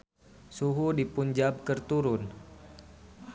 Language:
Sundanese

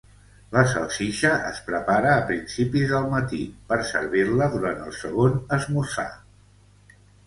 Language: Catalan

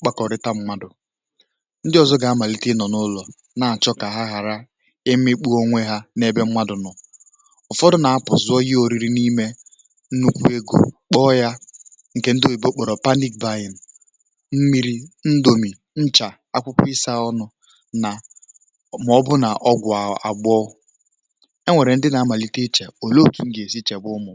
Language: Igbo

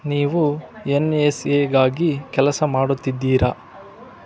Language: Kannada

